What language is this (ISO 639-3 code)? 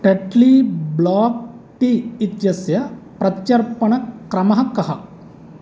san